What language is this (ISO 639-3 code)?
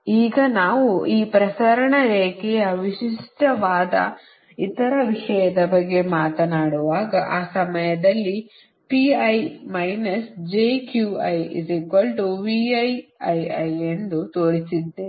kan